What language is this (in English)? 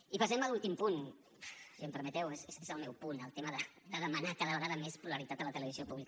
Catalan